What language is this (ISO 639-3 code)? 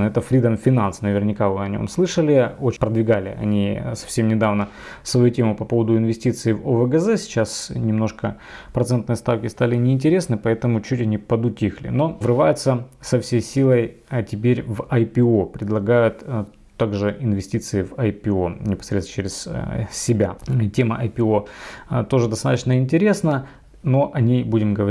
rus